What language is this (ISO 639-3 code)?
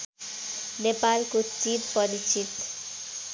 nep